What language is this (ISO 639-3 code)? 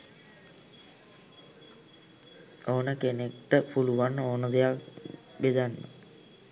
sin